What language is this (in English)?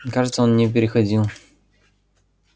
Russian